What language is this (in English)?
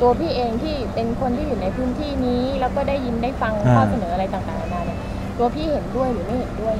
Thai